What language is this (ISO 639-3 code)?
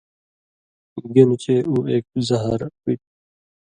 mvy